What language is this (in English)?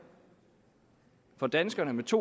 Danish